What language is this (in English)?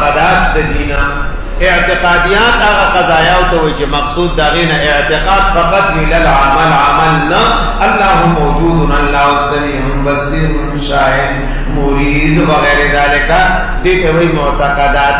Arabic